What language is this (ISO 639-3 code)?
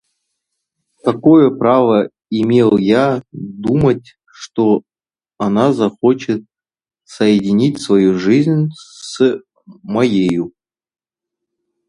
rus